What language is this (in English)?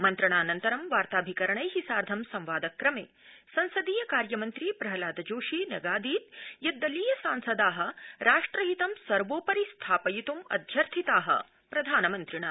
Sanskrit